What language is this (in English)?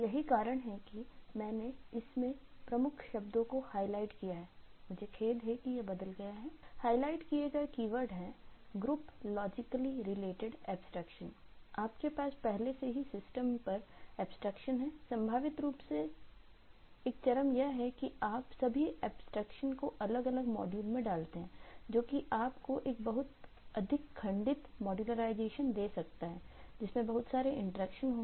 Hindi